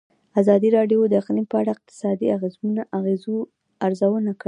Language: Pashto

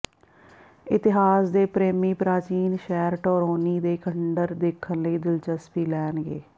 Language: Punjabi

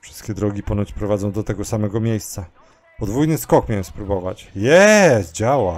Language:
Polish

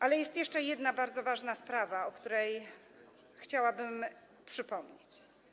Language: Polish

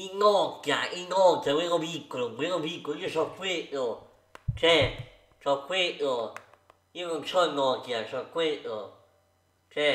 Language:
Italian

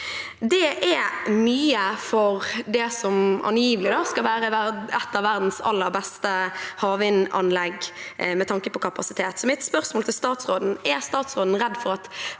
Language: Norwegian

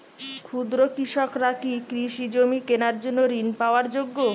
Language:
Bangla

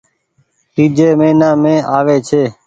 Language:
Goaria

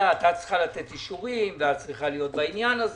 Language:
Hebrew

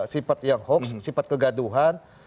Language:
Indonesian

